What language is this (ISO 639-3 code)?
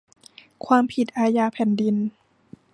tha